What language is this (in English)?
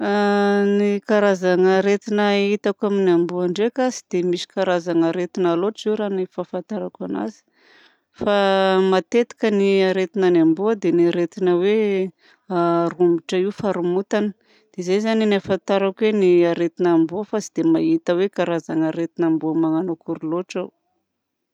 Southern Betsimisaraka Malagasy